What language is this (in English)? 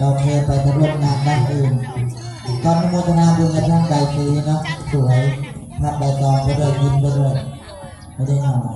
Thai